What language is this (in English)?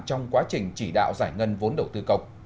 Vietnamese